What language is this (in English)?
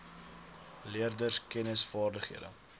Afrikaans